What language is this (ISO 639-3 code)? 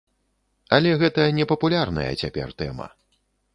bel